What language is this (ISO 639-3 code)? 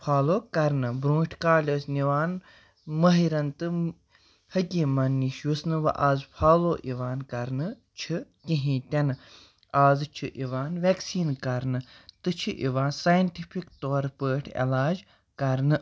kas